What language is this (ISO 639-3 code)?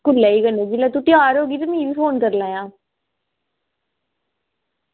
doi